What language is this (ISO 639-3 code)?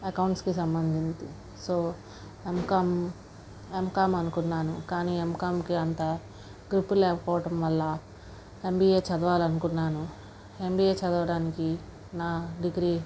tel